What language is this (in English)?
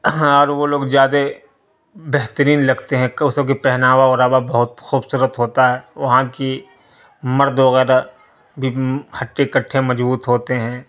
Urdu